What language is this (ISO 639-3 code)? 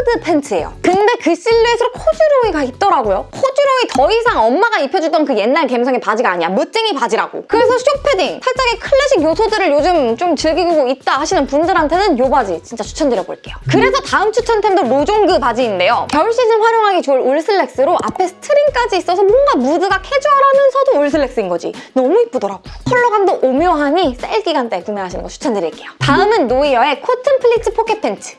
kor